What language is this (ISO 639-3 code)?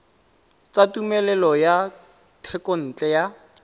tsn